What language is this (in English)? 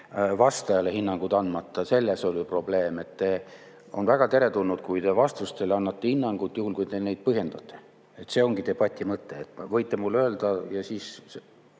Estonian